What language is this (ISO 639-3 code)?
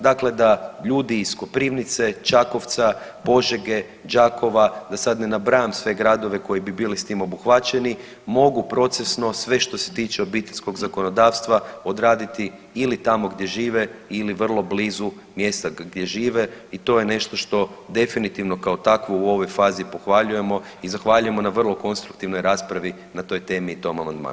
hrv